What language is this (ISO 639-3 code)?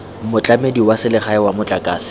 tsn